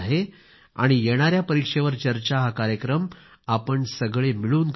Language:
Marathi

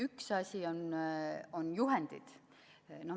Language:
Estonian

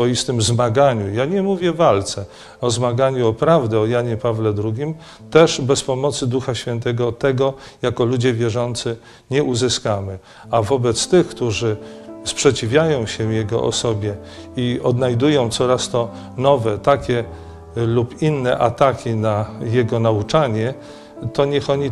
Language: Polish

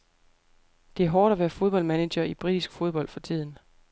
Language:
Danish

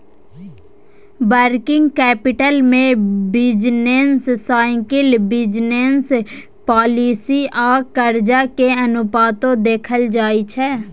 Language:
Maithili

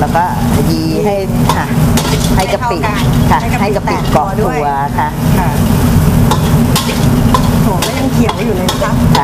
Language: Thai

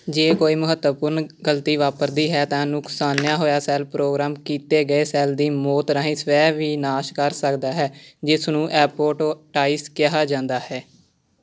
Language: Punjabi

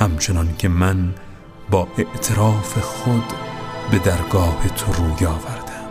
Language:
Persian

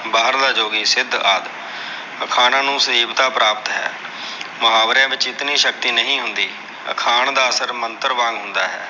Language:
Punjabi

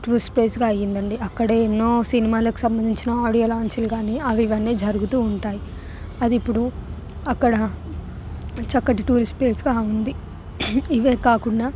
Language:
Telugu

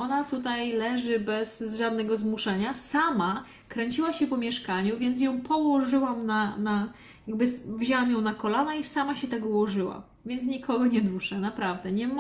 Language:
Polish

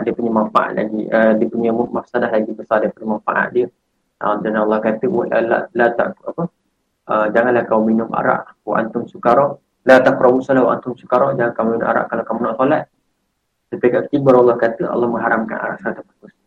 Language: Malay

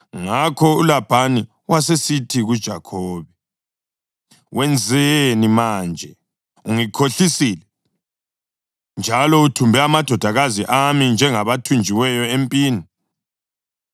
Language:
North Ndebele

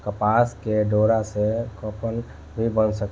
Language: Bhojpuri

